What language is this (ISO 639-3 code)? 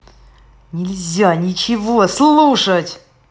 rus